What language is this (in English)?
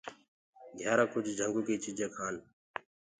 Gurgula